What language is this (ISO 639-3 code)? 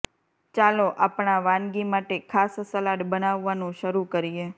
guj